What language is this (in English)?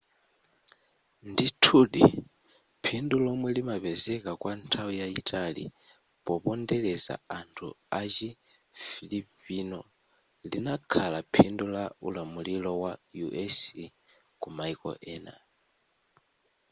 Nyanja